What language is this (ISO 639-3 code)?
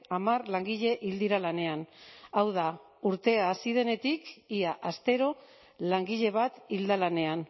eus